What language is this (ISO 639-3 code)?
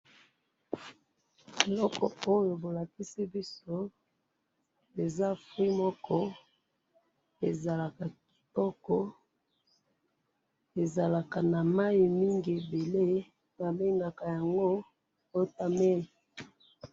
lin